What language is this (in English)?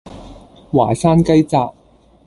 Cantonese